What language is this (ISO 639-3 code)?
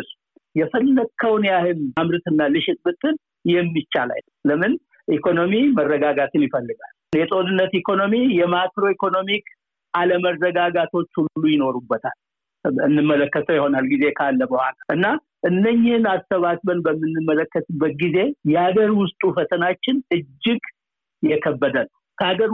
amh